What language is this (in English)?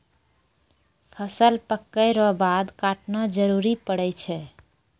Maithili